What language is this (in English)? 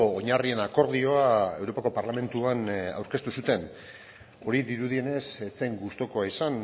Basque